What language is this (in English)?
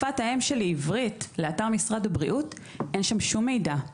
Hebrew